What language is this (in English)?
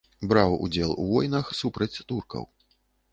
Belarusian